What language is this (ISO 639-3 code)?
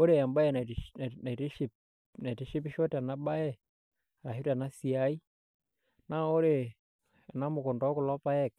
mas